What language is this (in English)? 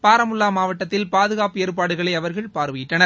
Tamil